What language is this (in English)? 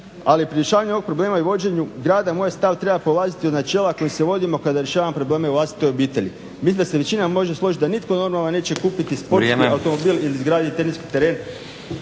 Croatian